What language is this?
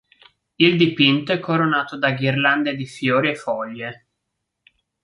Italian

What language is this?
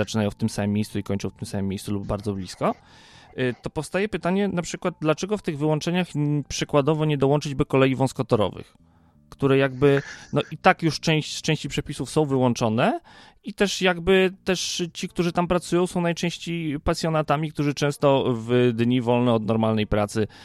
Polish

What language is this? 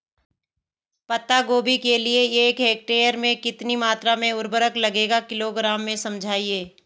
Hindi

